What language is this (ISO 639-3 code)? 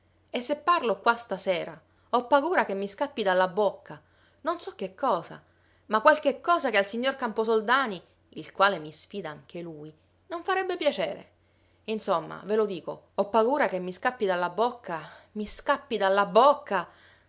ita